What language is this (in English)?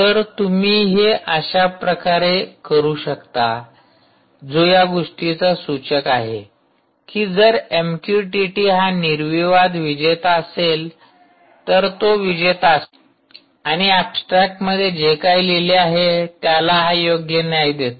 Marathi